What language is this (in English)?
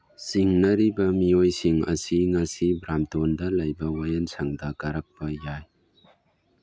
Manipuri